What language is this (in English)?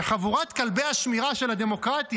Hebrew